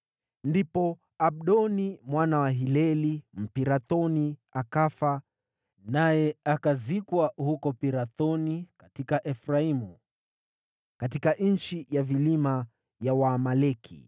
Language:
Swahili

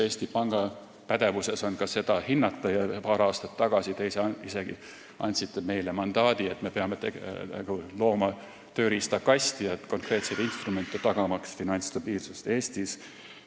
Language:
Estonian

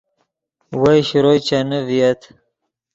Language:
Yidgha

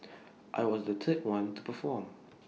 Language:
English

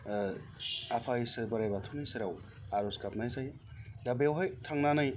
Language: Bodo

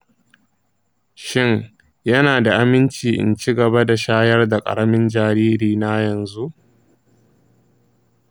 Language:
Hausa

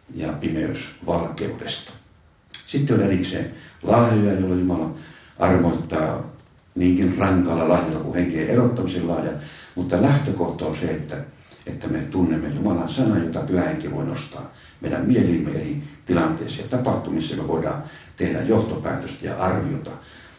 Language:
Finnish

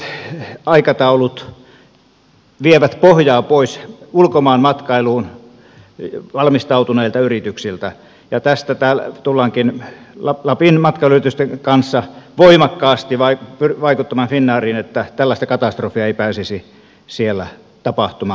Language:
Finnish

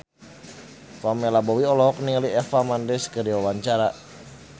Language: Sundanese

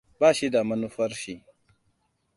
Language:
Hausa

